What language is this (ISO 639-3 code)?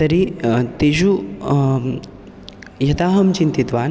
san